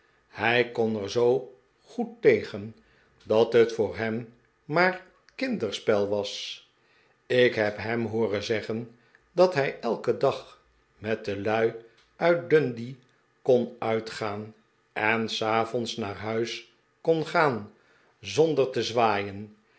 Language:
Dutch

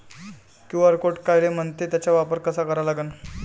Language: Marathi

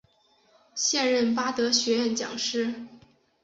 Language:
Chinese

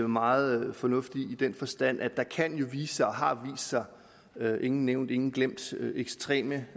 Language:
Danish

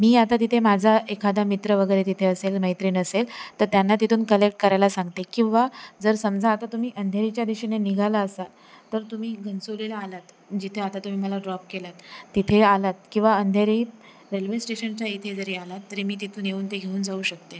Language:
Marathi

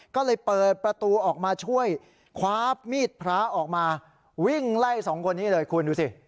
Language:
Thai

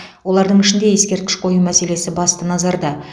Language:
Kazakh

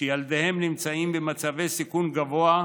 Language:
Hebrew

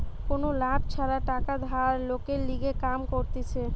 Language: Bangla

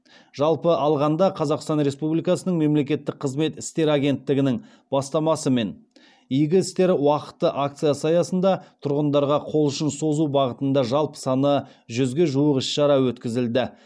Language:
Kazakh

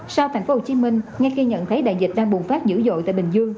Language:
Vietnamese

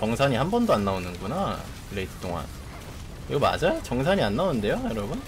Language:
Korean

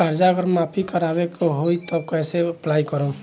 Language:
Bhojpuri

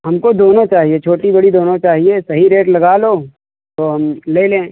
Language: Hindi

